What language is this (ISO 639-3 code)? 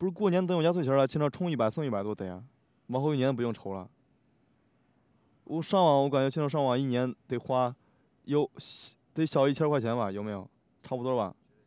zho